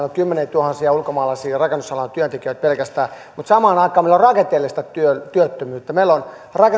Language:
Finnish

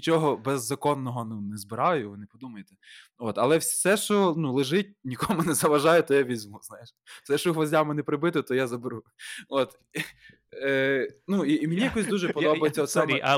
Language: Ukrainian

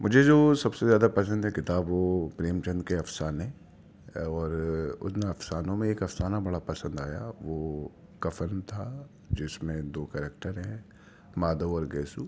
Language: Urdu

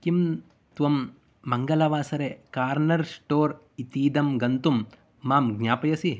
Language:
Sanskrit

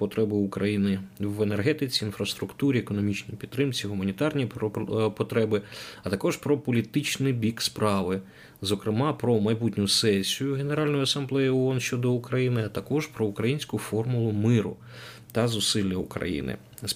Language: Ukrainian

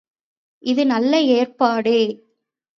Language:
Tamil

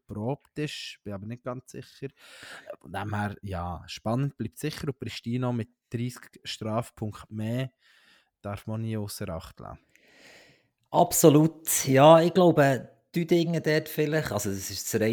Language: German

